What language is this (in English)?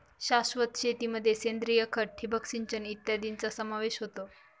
Marathi